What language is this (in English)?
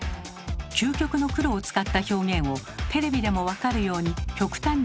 Japanese